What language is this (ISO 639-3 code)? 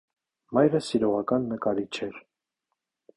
hye